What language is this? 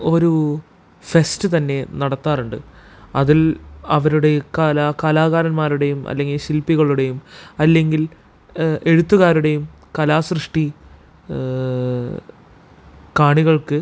Malayalam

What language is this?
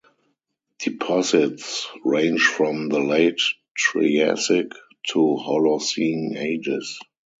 English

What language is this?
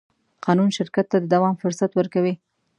Pashto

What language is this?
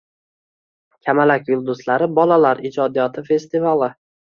Uzbek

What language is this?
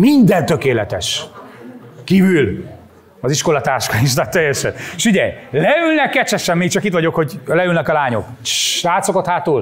Hungarian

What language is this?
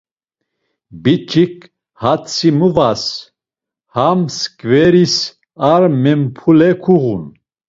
Laz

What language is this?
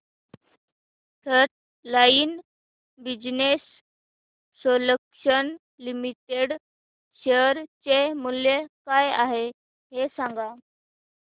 Marathi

